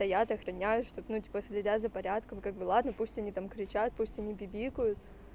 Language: Russian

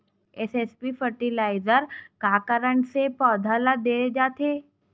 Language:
Chhattisgarhi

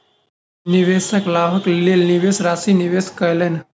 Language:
Maithili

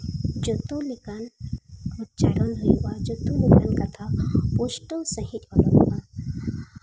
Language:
Santali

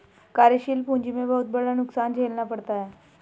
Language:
Hindi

